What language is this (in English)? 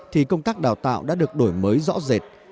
Vietnamese